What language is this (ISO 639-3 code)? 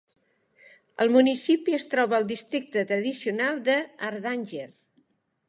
cat